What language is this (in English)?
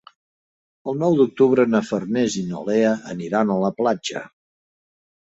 Catalan